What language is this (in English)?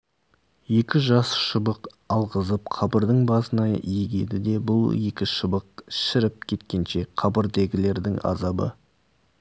Kazakh